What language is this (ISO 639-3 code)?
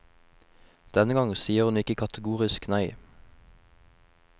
nor